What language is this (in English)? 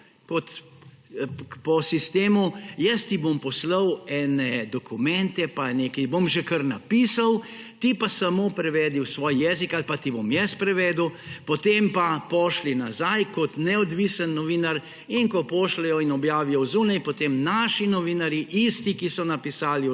Slovenian